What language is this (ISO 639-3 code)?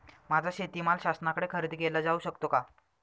mar